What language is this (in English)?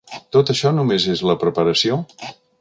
Catalan